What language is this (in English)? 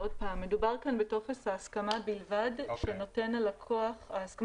Hebrew